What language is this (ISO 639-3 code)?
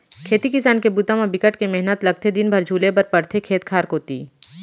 hne